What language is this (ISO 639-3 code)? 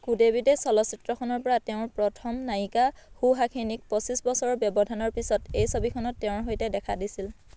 asm